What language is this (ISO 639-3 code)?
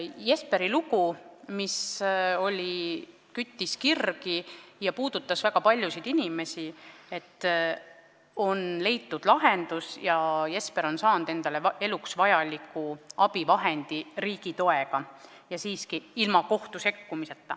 est